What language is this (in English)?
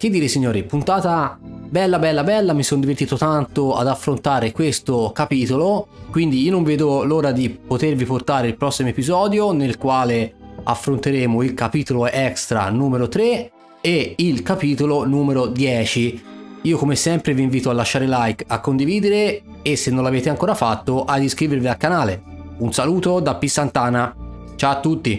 Italian